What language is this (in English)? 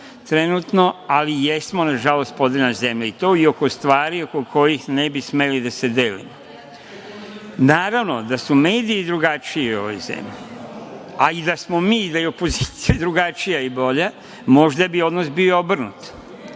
Serbian